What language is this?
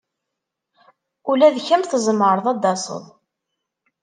Kabyle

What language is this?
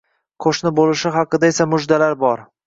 Uzbek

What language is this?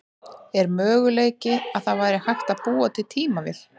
Icelandic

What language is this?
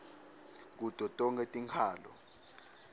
Swati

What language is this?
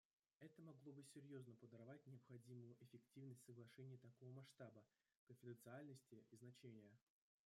Russian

